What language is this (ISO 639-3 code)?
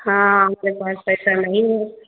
hin